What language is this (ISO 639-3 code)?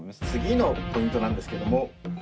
jpn